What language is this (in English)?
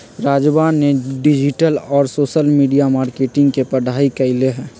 Magahi